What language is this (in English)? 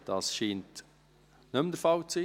Swiss German